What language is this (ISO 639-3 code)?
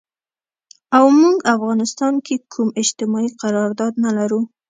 pus